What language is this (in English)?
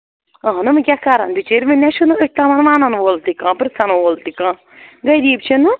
Kashmiri